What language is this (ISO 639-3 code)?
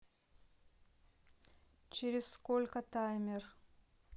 rus